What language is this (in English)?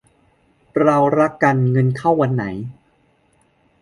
Thai